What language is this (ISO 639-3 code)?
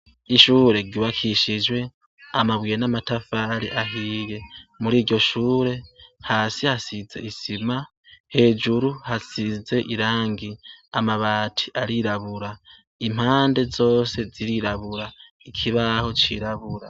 run